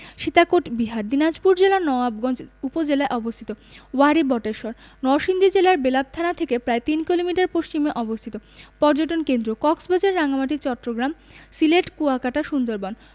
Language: Bangla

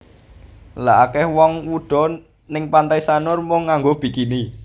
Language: Javanese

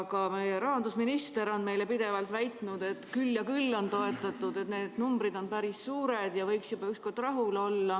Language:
Estonian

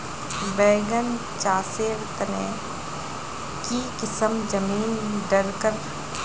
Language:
Magahi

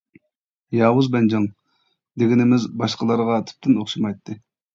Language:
Uyghur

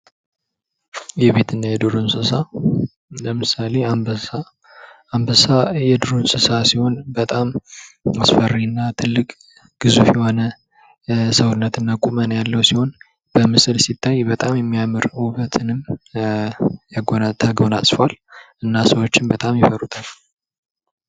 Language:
Amharic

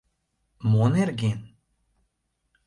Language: Mari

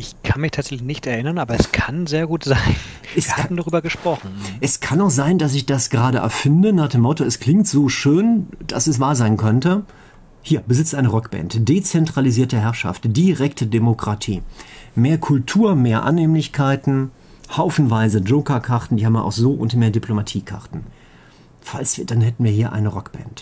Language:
German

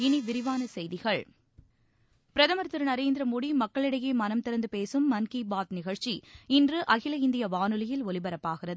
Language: Tamil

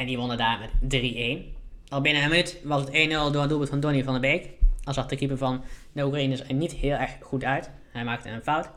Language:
Dutch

